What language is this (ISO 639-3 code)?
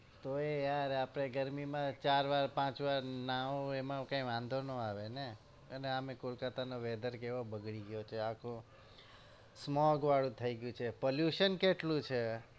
guj